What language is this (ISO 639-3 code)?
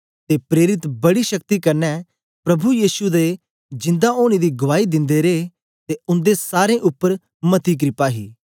doi